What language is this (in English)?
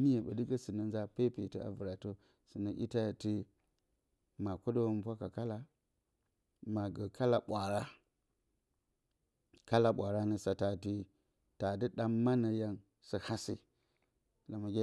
Bacama